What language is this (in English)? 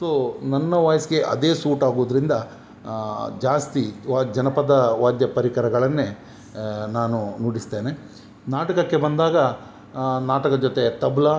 Kannada